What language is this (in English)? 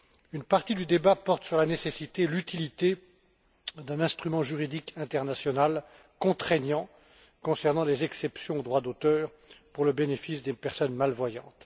French